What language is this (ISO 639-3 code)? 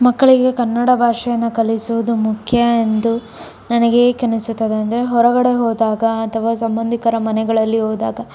kan